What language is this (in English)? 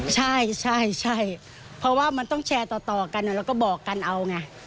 Thai